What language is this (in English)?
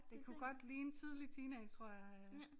Danish